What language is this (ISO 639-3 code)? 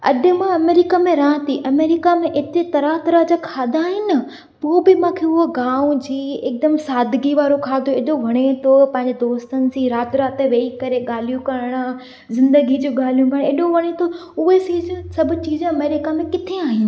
snd